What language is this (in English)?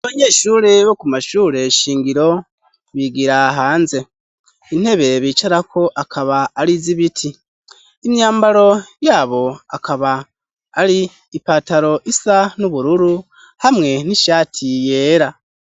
Rundi